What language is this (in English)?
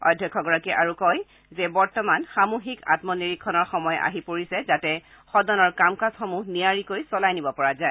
Assamese